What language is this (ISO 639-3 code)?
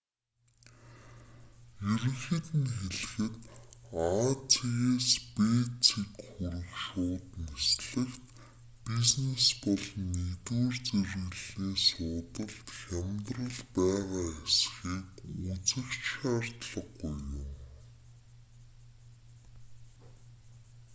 mon